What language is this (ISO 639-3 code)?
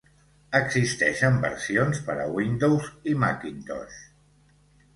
cat